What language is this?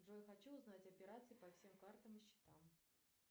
Russian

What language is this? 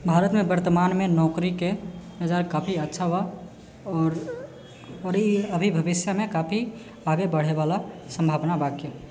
Maithili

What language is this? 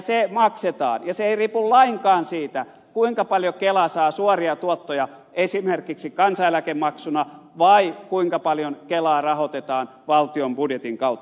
Finnish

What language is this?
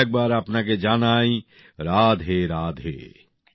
Bangla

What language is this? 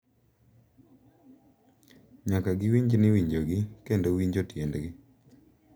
Luo (Kenya and Tanzania)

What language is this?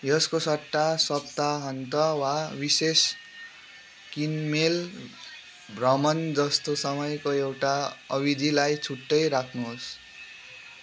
Nepali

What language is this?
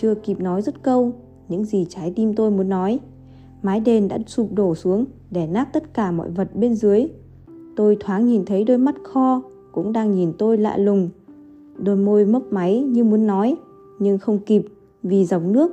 Vietnamese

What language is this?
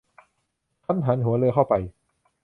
Thai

